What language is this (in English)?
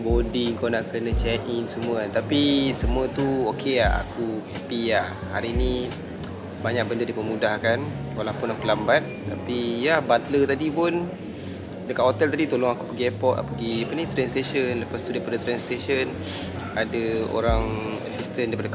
Malay